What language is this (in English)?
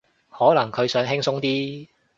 Cantonese